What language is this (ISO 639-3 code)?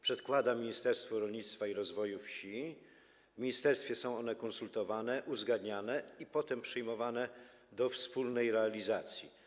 pol